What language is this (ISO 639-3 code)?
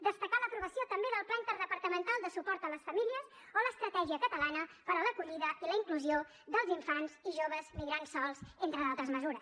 cat